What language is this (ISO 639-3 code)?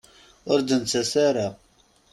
kab